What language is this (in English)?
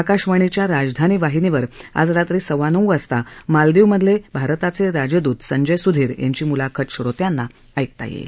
Marathi